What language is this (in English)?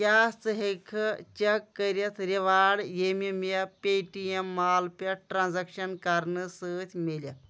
Kashmiri